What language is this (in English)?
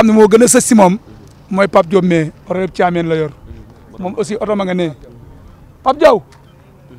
French